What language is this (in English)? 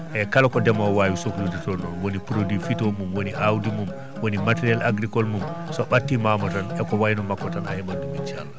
Fula